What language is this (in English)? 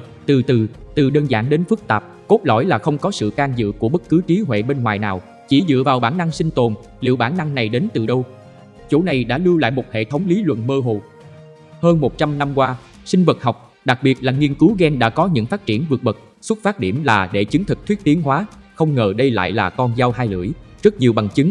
Vietnamese